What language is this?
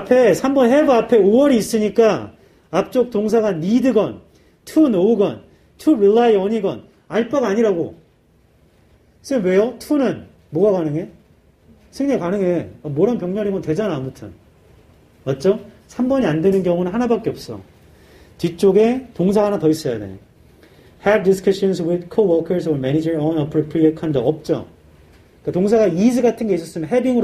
Korean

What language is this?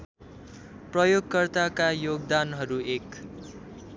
Nepali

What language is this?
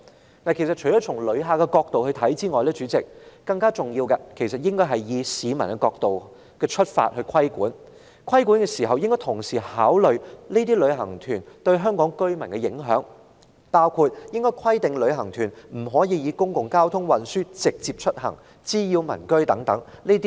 Cantonese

